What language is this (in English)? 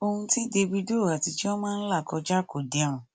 Yoruba